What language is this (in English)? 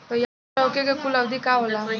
Bhojpuri